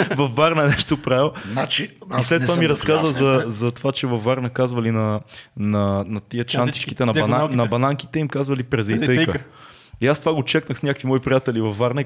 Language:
Bulgarian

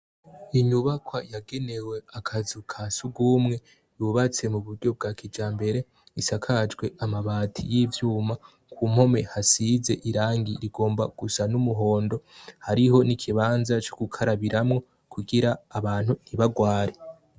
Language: Rundi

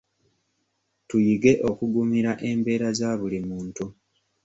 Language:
Ganda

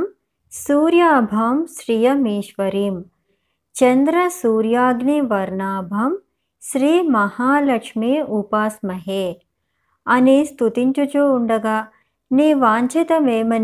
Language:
Telugu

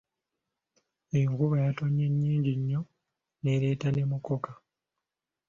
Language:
Ganda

